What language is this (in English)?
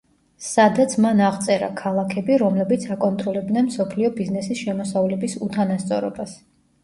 Georgian